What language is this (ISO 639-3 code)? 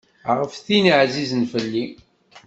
kab